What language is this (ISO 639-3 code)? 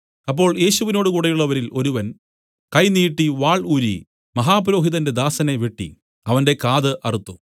mal